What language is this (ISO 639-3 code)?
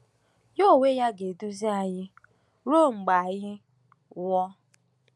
ibo